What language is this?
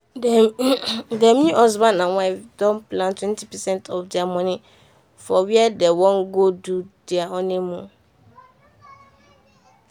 Nigerian Pidgin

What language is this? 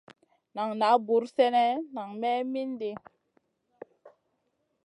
Masana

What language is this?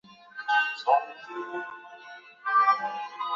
Chinese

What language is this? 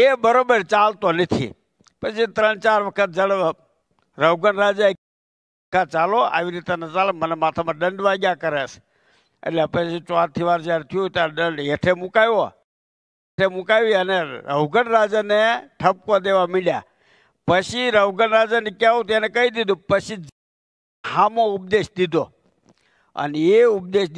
Gujarati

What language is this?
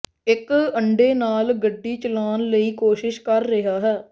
Punjabi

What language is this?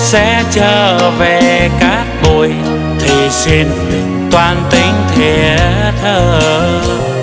Vietnamese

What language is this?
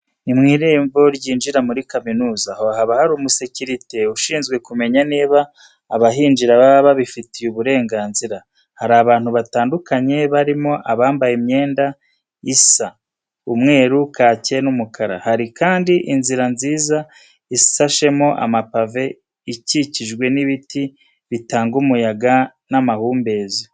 Kinyarwanda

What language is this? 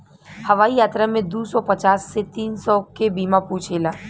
Bhojpuri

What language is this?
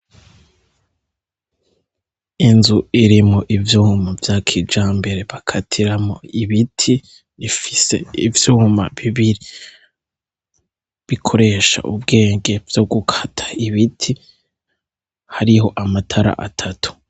Rundi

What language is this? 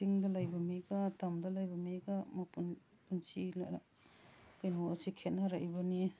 Manipuri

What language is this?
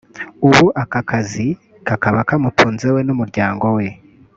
Kinyarwanda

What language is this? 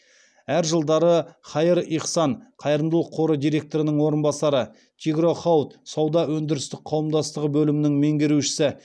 Kazakh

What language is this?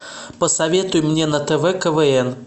Russian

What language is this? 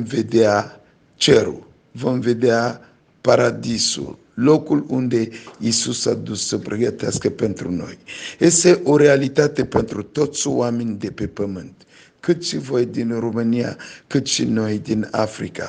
Romanian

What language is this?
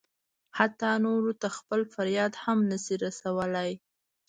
Pashto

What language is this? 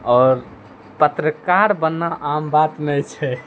Maithili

